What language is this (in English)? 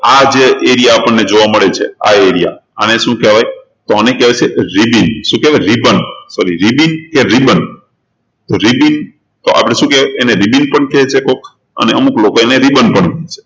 Gujarati